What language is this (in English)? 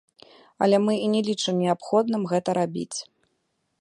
Belarusian